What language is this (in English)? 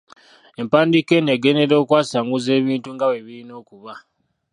Ganda